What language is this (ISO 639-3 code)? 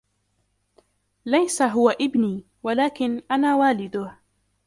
ara